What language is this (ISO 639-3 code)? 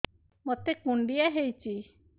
ori